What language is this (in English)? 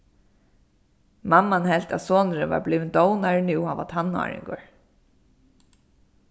Faroese